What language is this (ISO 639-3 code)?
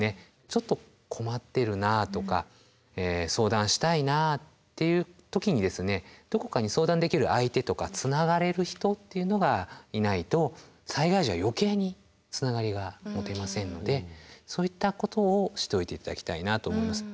jpn